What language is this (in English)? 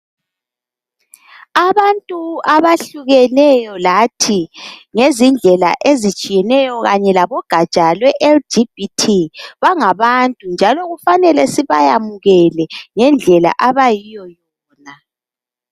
North Ndebele